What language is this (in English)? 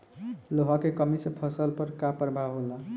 Bhojpuri